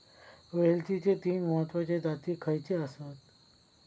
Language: Marathi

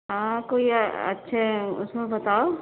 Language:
Urdu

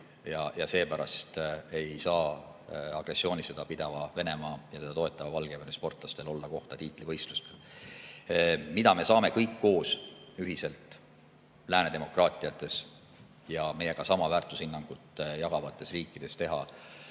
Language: Estonian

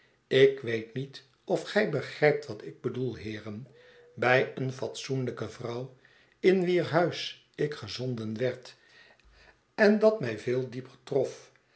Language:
Dutch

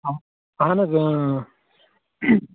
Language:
Kashmiri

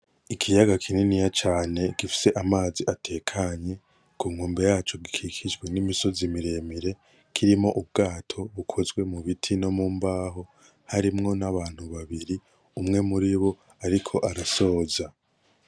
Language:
Rundi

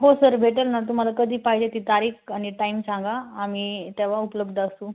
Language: Marathi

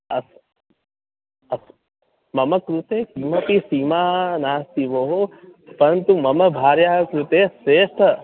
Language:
Sanskrit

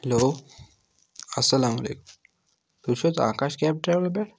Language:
Kashmiri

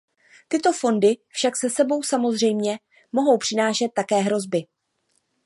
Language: Czech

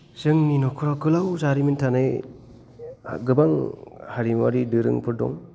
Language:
Bodo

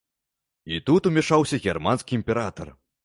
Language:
Belarusian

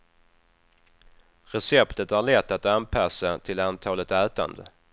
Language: Swedish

